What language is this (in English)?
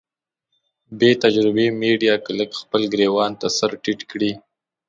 Pashto